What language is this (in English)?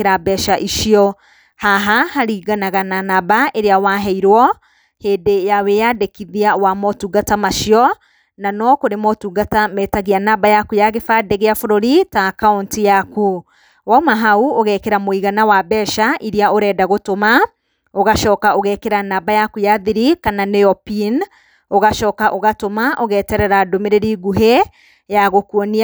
Kikuyu